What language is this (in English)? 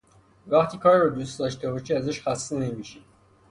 Persian